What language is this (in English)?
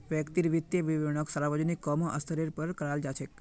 Magahi